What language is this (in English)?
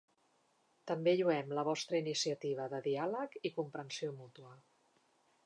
Catalan